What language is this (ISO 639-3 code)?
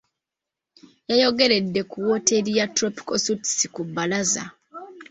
lug